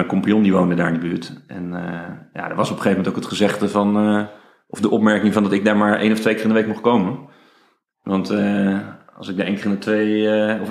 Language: Dutch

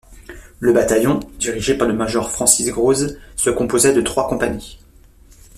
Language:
French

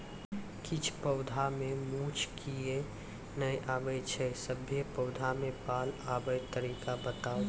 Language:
Maithili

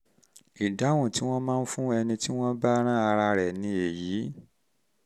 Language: Yoruba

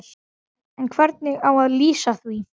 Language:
Icelandic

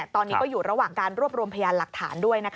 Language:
Thai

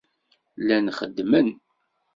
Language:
Kabyle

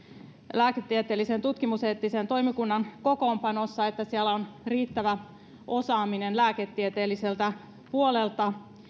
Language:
Finnish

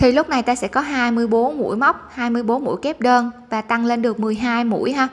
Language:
Vietnamese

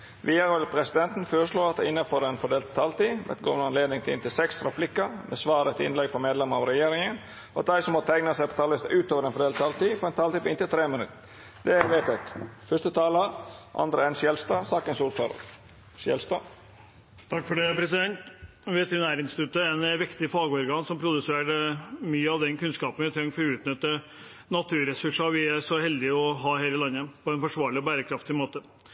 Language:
Norwegian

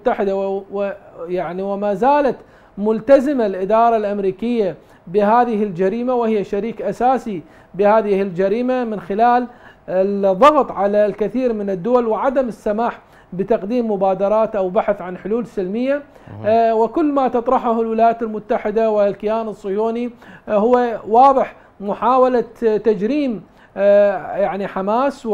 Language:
Arabic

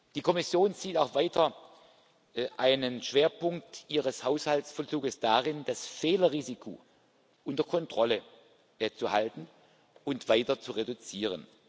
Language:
German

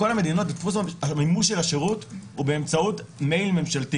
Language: Hebrew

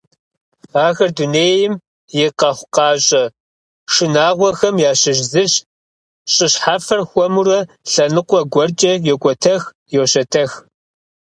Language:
Kabardian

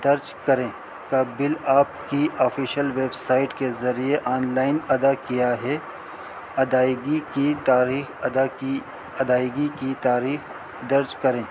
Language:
Urdu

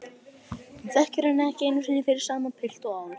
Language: Icelandic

